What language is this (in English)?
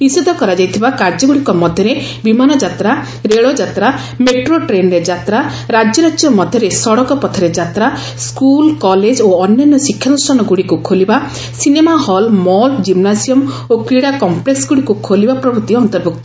Odia